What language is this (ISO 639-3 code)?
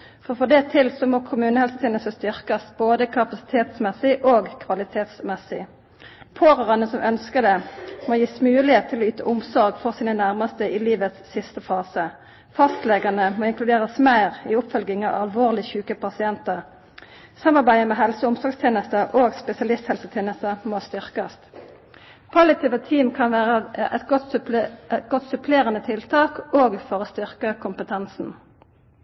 nno